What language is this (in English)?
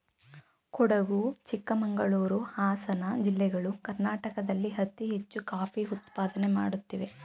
Kannada